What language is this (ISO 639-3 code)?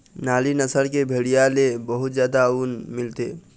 hne